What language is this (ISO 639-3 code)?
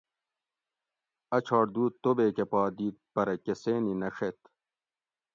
gwc